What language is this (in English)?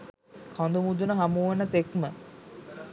Sinhala